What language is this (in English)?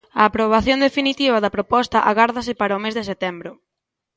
Galician